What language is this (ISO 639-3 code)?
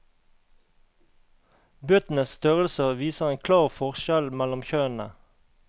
nor